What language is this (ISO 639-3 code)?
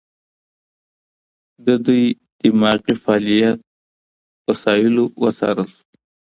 pus